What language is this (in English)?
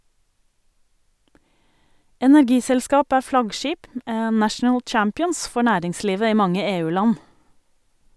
Norwegian